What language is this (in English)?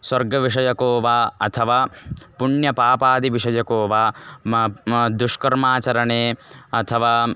Sanskrit